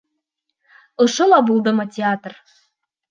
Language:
Bashkir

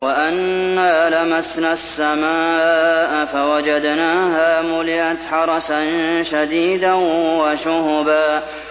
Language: Arabic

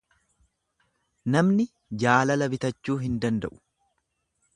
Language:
Oromo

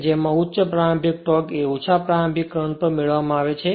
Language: Gujarati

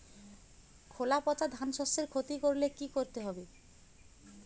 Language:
Bangla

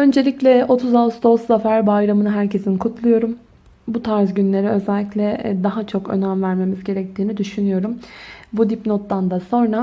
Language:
Turkish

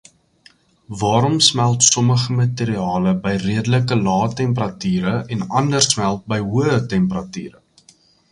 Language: Afrikaans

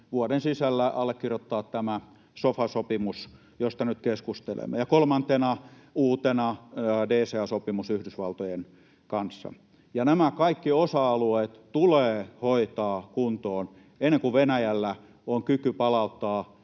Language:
Finnish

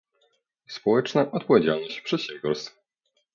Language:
Polish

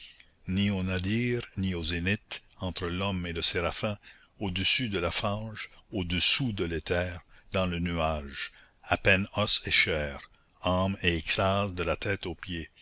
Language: French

